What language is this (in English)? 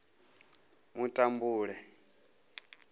Venda